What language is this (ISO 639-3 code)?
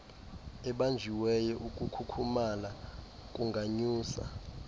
xho